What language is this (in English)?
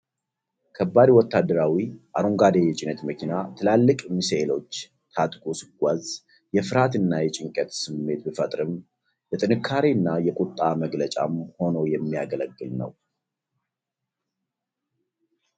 Amharic